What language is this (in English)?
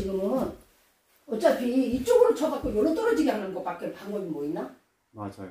Korean